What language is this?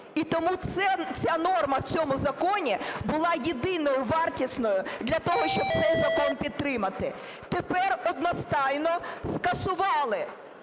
Ukrainian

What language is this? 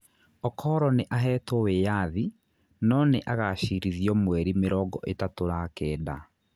Kikuyu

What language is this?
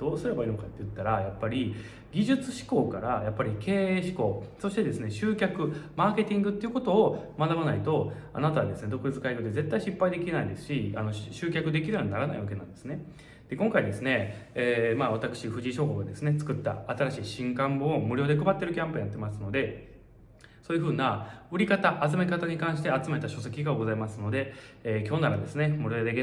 Japanese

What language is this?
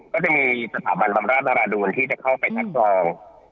Thai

